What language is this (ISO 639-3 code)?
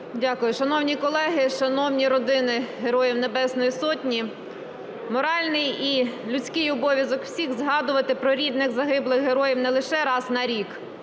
ukr